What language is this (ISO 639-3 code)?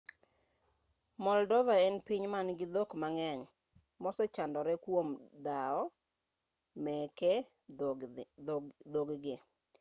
luo